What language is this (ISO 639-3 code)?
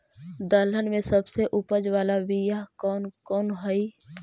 mag